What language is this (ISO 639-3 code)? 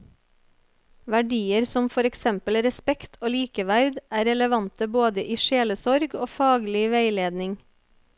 nor